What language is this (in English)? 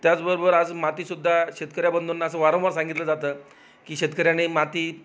Marathi